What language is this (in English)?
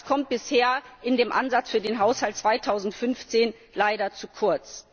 German